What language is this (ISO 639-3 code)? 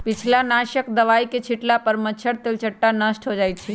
mag